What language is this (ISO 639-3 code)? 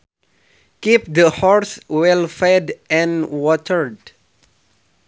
sun